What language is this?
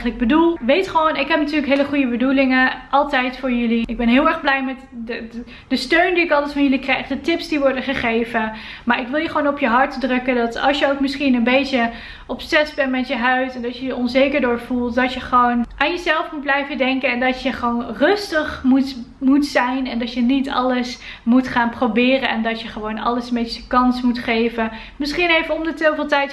Dutch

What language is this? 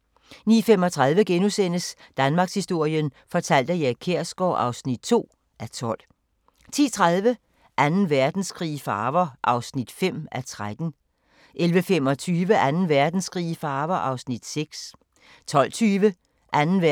Danish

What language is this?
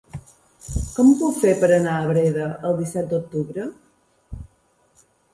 Catalan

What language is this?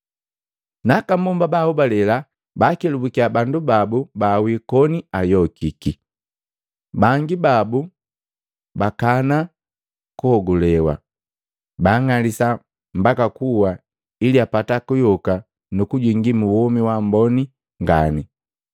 Matengo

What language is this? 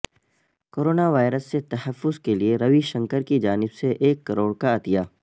Urdu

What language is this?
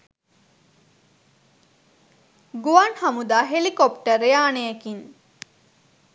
Sinhala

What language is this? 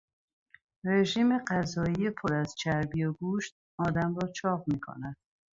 Persian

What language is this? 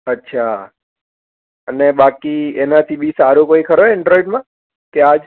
Gujarati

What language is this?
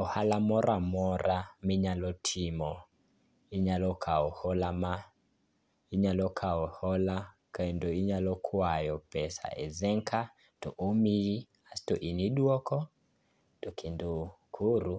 Luo (Kenya and Tanzania)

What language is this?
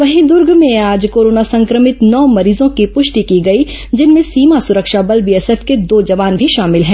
Hindi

